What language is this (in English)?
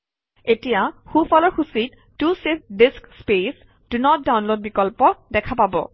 Assamese